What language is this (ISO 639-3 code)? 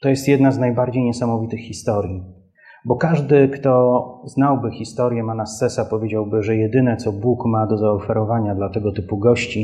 pol